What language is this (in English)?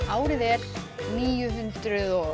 Icelandic